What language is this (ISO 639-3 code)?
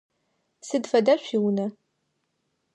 ady